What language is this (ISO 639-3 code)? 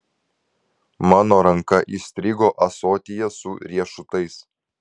lit